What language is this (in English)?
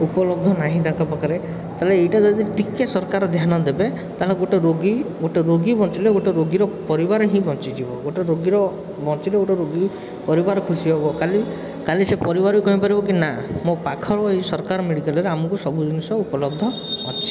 Odia